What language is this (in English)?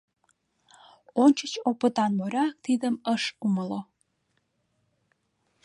Mari